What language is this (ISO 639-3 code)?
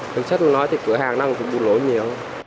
vie